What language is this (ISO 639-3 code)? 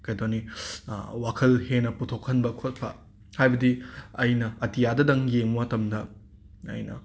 mni